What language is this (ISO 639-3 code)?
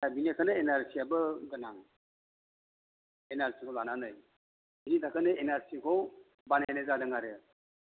brx